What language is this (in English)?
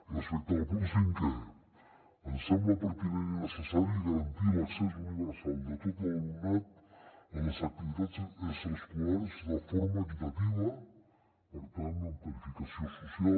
Catalan